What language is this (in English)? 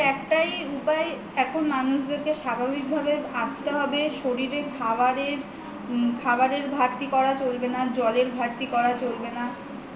Bangla